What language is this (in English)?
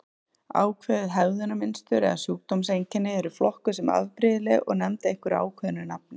Icelandic